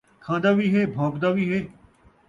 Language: Saraiki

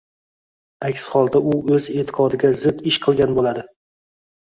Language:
Uzbek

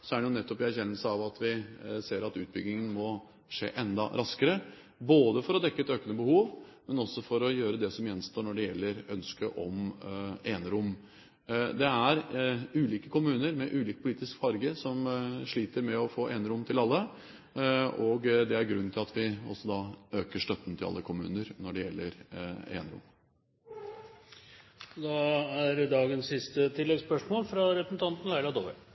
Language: Norwegian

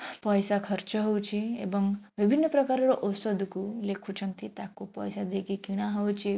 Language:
Odia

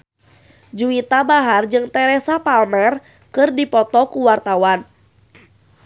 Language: Sundanese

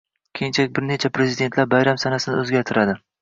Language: Uzbek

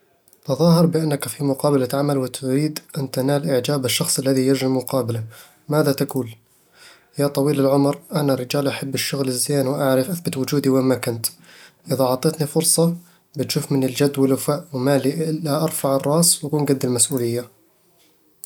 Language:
Eastern Egyptian Bedawi Arabic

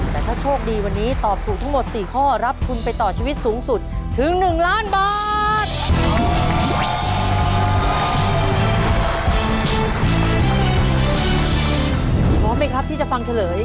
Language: Thai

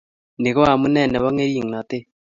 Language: Kalenjin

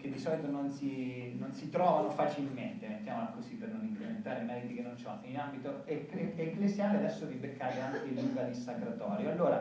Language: Italian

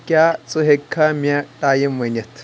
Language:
Kashmiri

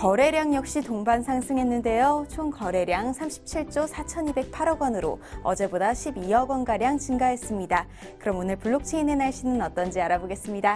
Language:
Korean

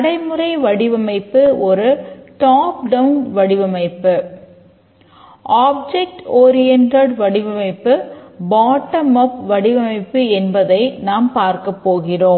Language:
Tamil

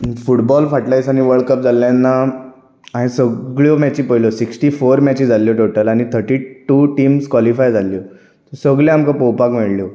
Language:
Konkani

